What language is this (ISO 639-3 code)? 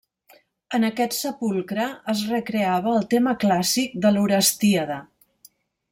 cat